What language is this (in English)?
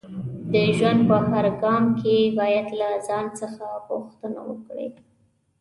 Pashto